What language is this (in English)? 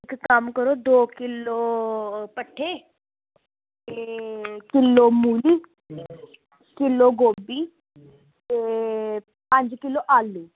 Dogri